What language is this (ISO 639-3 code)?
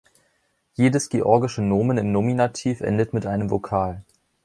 deu